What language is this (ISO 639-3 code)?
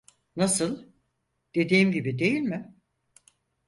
tur